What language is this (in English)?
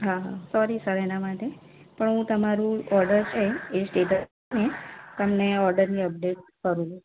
Gujarati